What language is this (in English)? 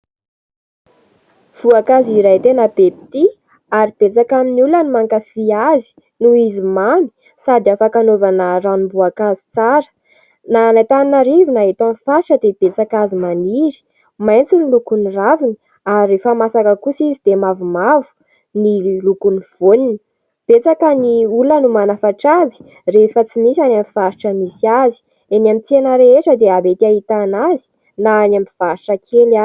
Malagasy